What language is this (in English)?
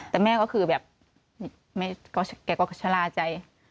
Thai